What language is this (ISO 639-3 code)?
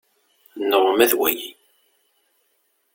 kab